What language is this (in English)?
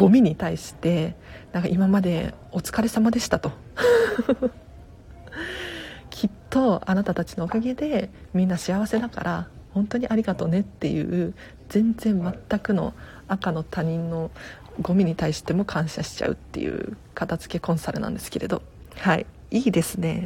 Japanese